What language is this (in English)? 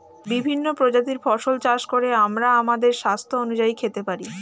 Bangla